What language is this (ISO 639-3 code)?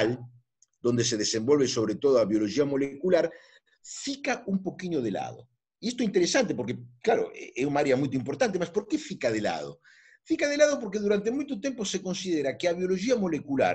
spa